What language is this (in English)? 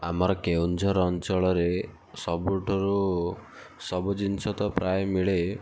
Odia